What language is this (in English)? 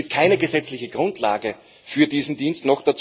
German